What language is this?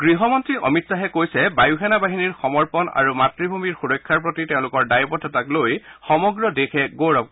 Assamese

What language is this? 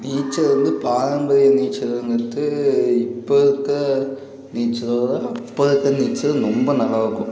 Tamil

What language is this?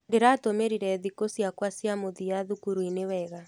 Kikuyu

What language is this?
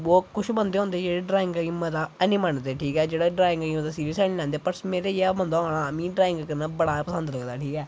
Dogri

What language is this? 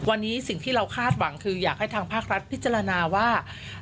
Thai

